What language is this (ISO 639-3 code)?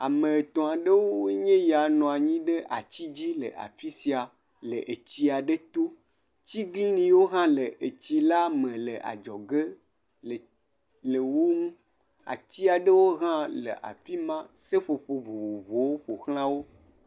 ewe